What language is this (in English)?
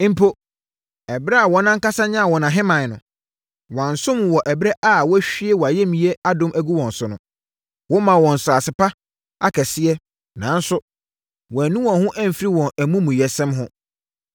Akan